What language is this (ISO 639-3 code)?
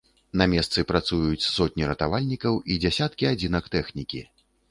bel